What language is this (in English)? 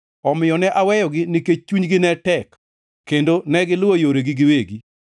Luo (Kenya and Tanzania)